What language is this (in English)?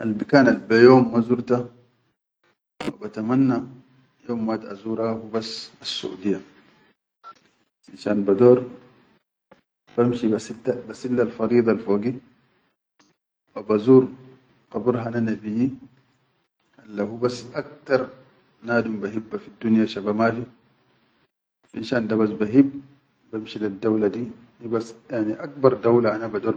Chadian Arabic